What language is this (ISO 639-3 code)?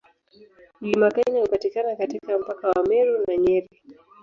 swa